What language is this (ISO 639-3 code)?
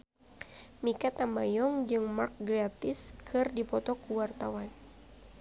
sun